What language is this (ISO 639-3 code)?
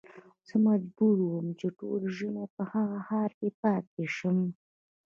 pus